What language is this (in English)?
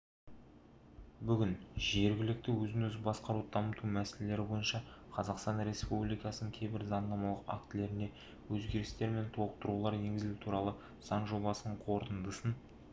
Kazakh